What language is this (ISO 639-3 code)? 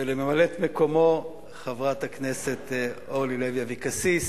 heb